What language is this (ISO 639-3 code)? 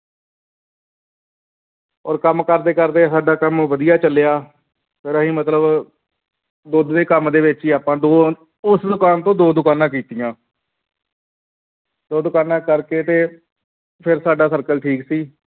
pan